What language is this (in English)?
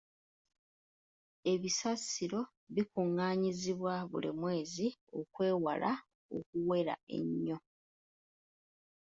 Ganda